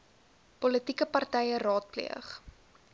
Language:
Afrikaans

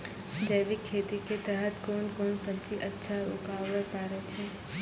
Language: Maithili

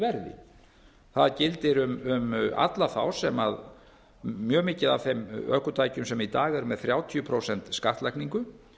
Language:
Icelandic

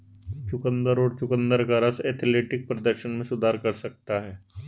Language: Hindi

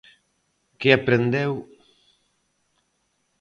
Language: Galician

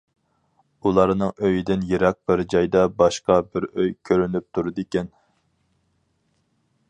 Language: Uyghur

